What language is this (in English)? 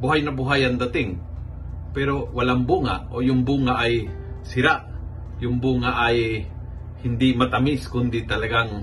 Filipino